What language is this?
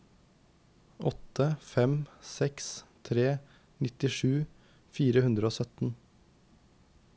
Norwegian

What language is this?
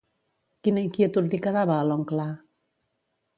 Catalan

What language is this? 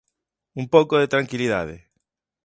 Galician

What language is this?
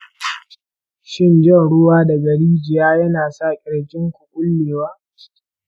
Hausa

